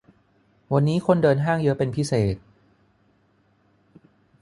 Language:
Thai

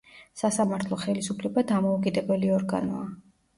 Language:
Georgian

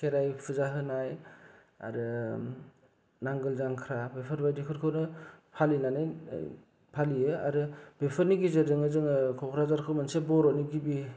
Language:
Bodo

